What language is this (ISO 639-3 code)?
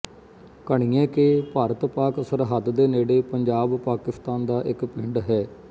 pan